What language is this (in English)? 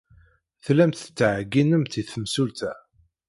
Kabyle